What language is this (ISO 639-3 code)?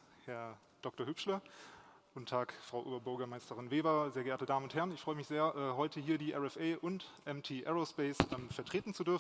deu